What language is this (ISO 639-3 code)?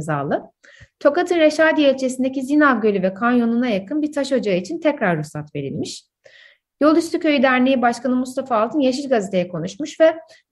tur